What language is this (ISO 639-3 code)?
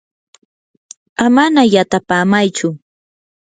qur